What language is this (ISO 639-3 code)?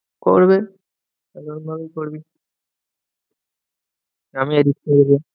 ben